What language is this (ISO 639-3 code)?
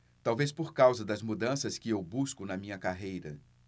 por